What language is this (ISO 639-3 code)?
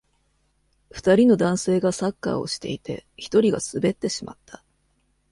jpn